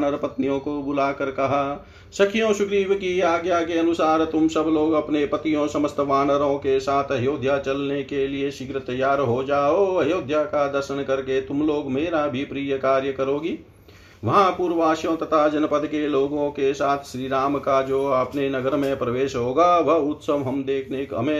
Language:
Hindi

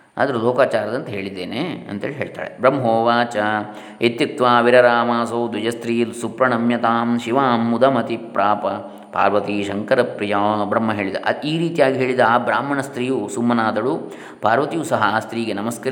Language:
Kannada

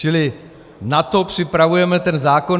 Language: Czech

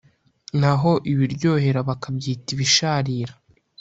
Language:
Kinyarwanda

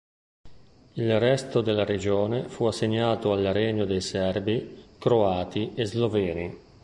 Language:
Italian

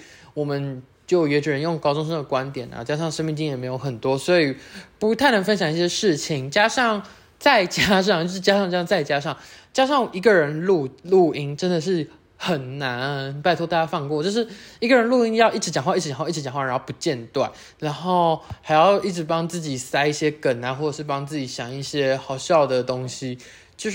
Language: Chinese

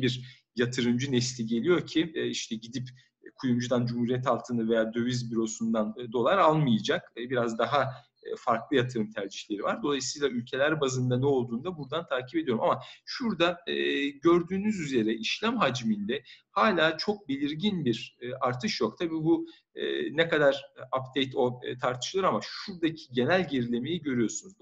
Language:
Turkish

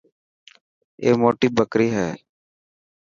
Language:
Dhatki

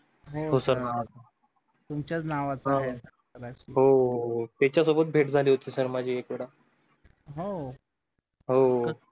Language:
Marathi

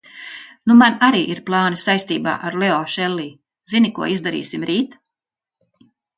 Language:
Latvian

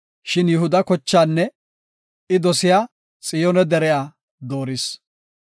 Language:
Gofa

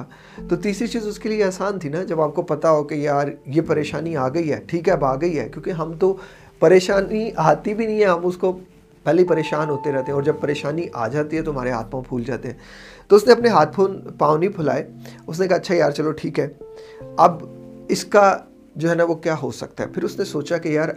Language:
Urdu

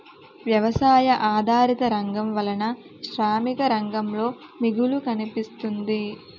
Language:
Telugu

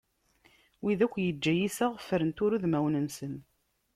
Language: Kabyle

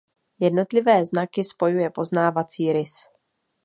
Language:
Czech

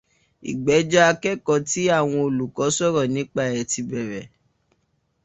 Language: Yoruba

